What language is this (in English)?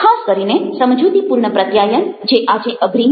Gujarati